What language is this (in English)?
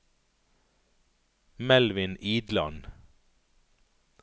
Norwegian